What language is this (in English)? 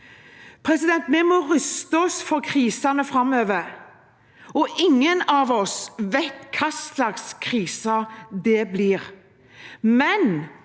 Norwegian